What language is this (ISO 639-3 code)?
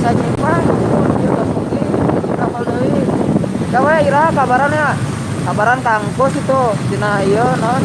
ind